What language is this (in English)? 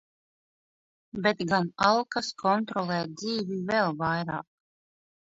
Latvian